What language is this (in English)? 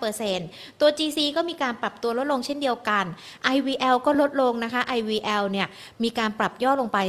Thai